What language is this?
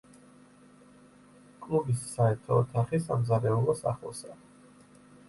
Georgian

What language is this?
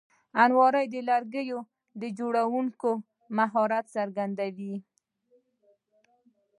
Pashto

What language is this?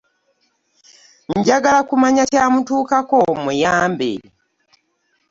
Ganda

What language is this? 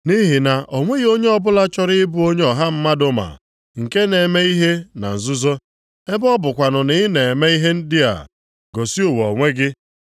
Igbo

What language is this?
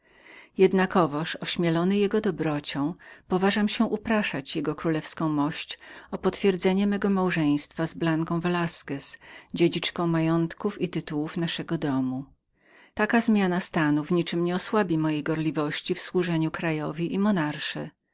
Polish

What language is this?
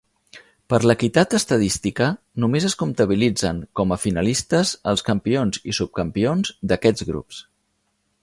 Catalan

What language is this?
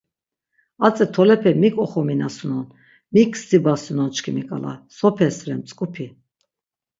Laz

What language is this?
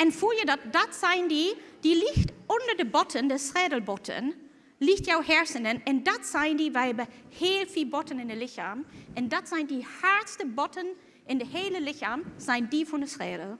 Dutch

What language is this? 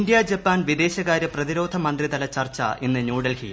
Malayalam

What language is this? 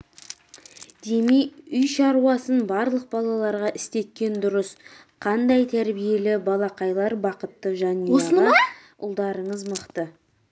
Kazakh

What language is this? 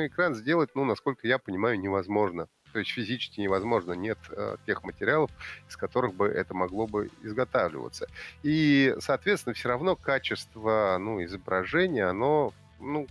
Russian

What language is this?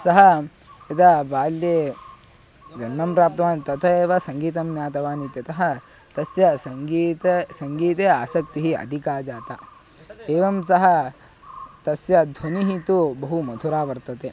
Sanskrit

